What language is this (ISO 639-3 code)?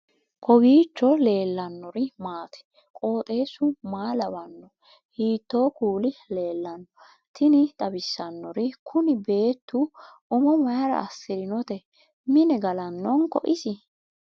sid